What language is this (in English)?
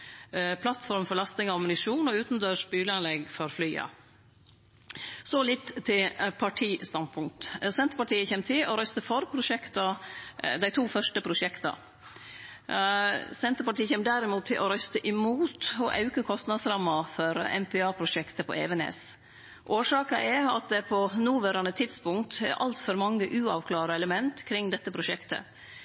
Norwegian Nynorsk